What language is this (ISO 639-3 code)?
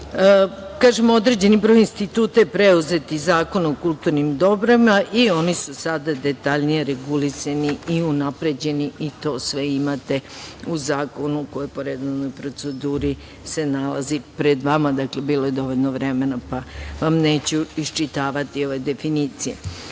srp